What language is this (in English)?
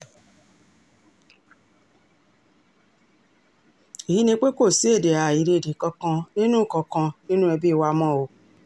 Yoruba